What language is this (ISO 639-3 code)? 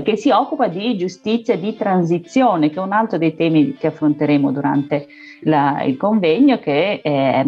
ita